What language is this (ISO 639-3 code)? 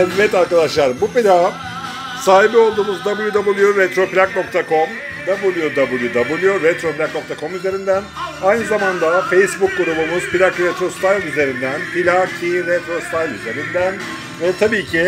tur